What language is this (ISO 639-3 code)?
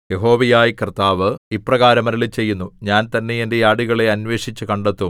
mal